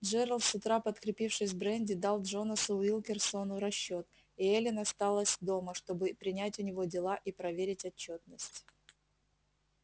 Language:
Russian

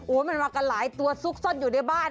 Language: Thai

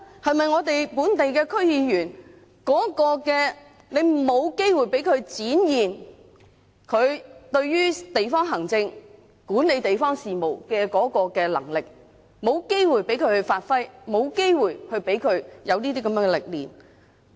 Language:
Cantonese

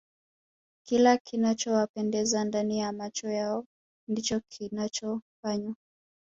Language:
Swahili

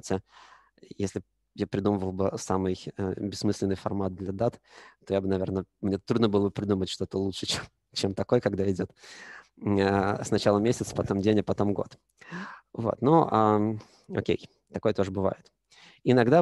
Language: Russian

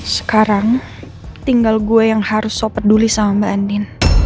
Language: Indonesian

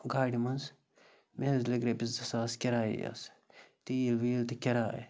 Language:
Kashmiri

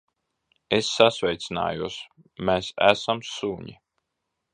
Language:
Latvian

